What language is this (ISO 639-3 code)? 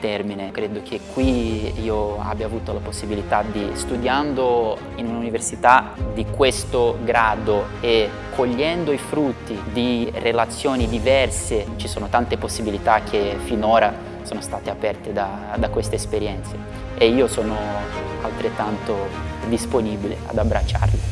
ita